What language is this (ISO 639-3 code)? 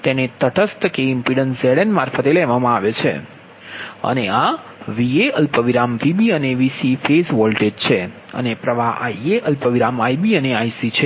guj